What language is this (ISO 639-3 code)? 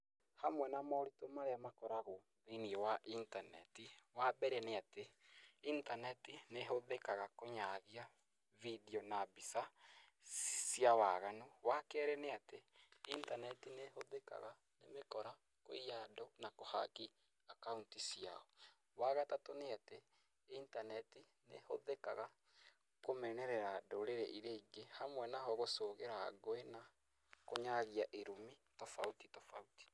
kik